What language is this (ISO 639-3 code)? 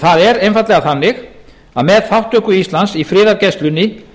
isl